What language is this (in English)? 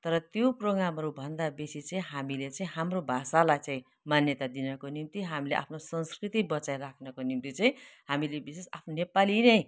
Nepali